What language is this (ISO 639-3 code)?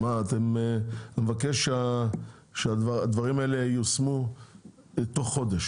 heb